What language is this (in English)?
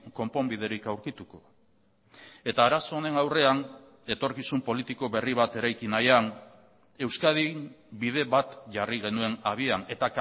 Basque